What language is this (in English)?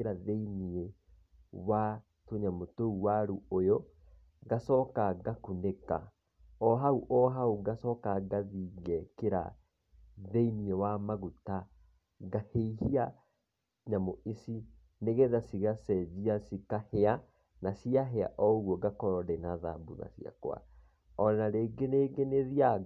Kikuyu